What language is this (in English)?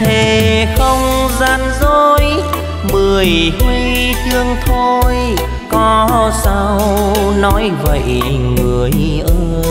Vietnamese